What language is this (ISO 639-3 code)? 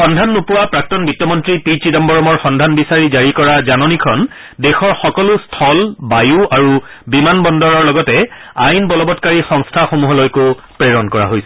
asm